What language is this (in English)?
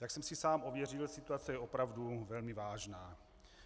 Czech